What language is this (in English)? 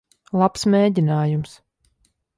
Latvian